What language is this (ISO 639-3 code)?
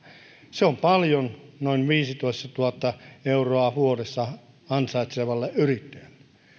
fin